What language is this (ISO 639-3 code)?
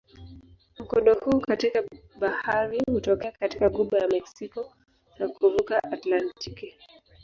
swa